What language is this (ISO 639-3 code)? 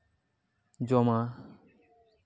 sat